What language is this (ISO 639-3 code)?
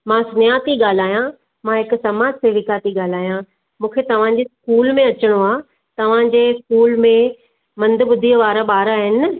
snd